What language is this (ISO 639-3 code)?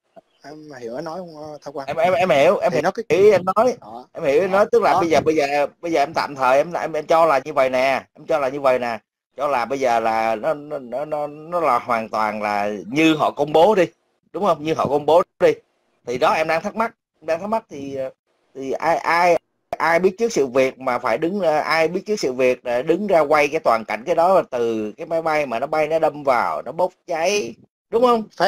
vie